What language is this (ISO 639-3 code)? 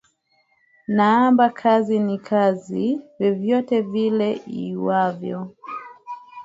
swa